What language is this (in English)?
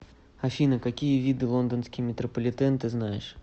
Russian